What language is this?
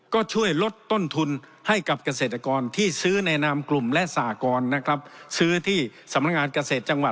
Thai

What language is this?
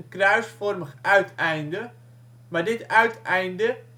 Dutch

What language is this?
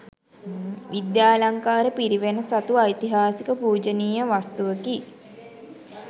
Sinhala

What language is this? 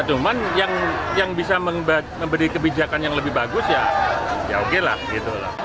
Indonesian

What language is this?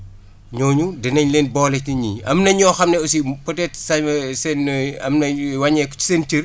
Wolof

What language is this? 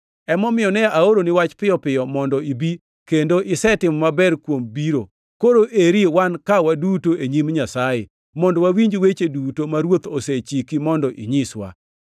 Luo (Kenya and Tanzania)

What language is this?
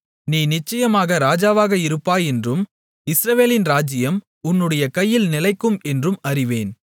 Tamil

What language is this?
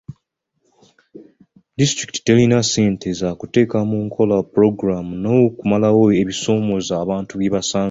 Ganda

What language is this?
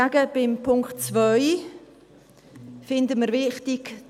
Swiss German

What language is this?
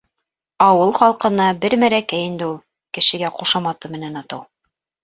Bashkir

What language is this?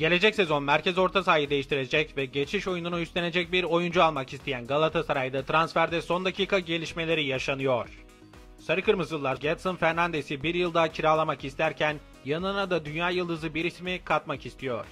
Turkish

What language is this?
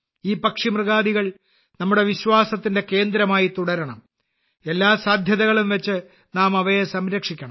Malayalam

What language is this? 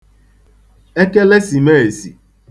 Igbo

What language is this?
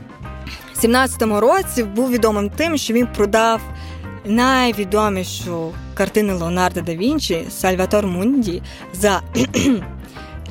Ukrainian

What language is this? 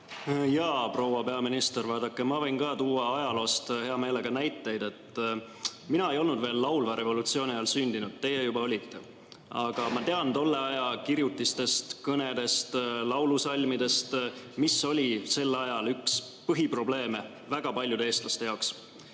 Estonian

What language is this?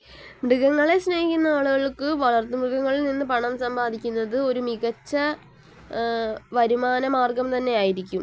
Malayalam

